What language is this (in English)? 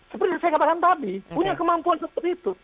Indonesian